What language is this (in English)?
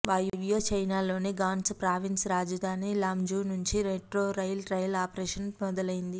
Telugu